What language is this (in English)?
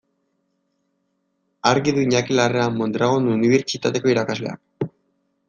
Basque